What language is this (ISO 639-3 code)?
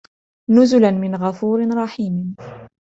ara